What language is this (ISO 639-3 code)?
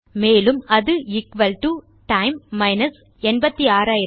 tam